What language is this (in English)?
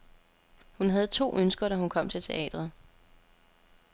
Danish